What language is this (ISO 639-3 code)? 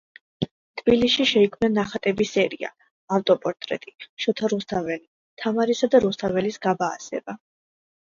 kat